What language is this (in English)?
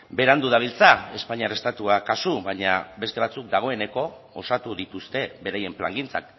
Basque